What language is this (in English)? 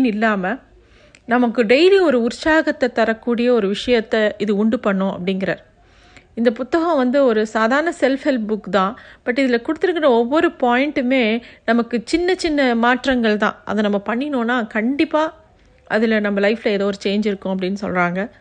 Tamil